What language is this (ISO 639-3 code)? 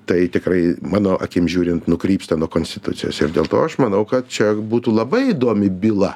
lit